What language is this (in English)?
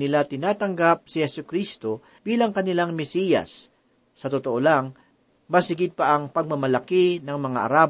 Filipino